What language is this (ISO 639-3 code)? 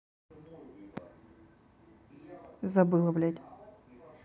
rus